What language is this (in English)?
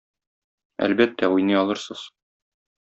Tatar